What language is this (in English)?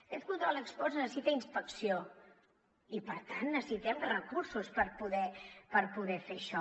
Catalan